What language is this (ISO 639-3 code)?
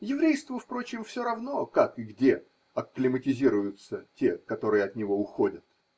rus